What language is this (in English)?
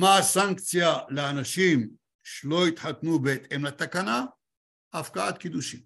Hebrew